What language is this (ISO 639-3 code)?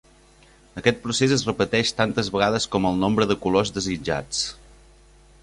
cat